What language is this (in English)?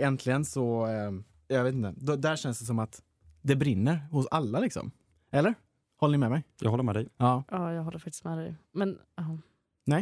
Swedish